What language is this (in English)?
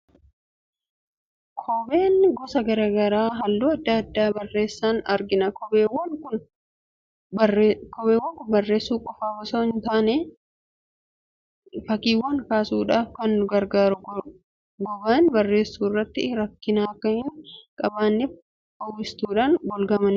Oromo